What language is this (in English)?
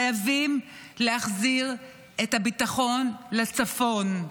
Hebrew